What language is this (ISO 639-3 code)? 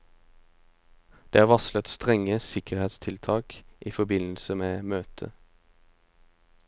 nor